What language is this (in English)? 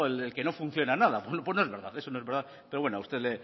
Spanish